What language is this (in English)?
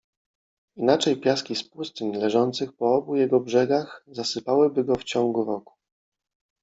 Polish